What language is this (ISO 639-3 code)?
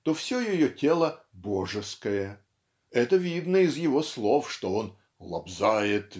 rus